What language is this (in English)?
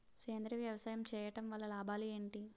Telugu